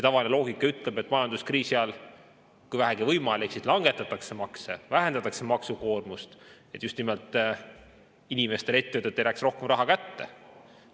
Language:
Estonian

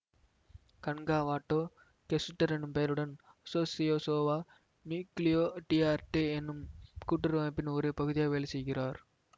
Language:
Tamil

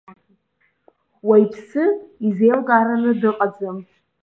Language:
Abkhazian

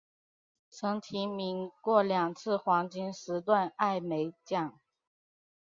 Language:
Chinese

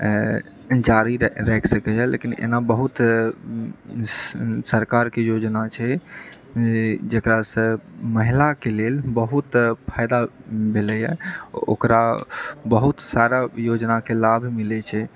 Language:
Maithili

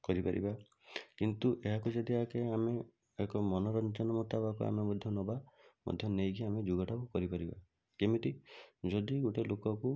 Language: Odia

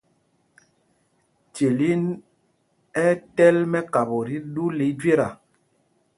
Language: Mpumpong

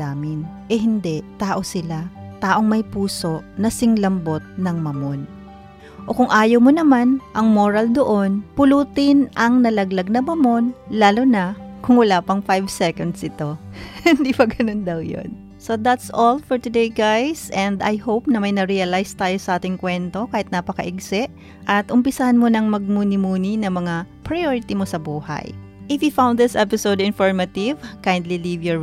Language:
Filipino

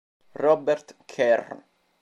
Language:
Italian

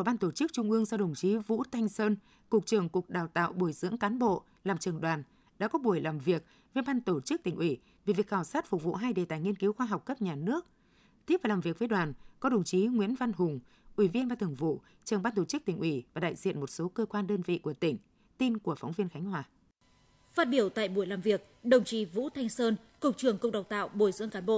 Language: Vietnamese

